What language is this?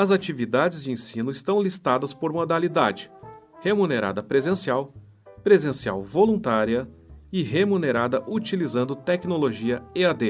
Portuguese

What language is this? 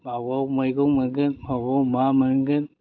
Bodo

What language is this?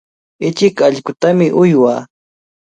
Cajatambo North Lima Quechua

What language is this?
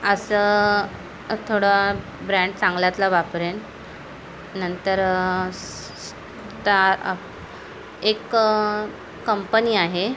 Marathi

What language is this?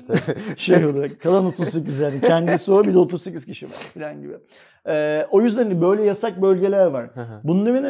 Turkish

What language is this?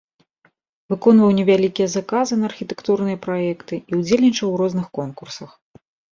Belarusian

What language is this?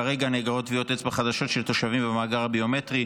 Hebrew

